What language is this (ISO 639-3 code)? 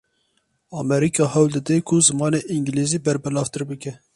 kur